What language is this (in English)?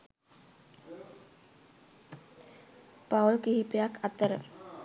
Sinhala